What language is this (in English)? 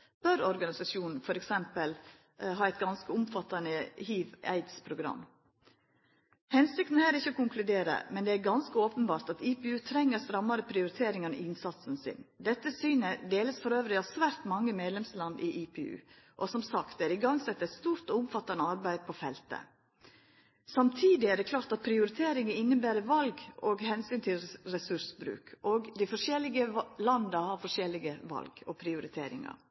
Norwegian Nynorsk